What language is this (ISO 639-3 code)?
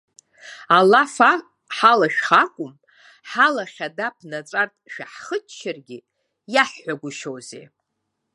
abk